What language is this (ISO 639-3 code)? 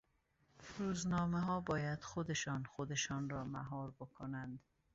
fas